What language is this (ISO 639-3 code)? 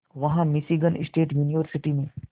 hin